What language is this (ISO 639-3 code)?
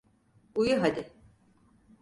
tur